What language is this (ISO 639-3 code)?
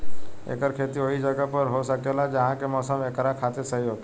bho